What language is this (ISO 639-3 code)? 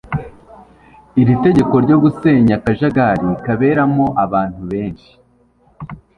kin